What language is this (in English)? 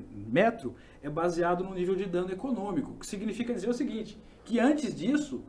Portuguese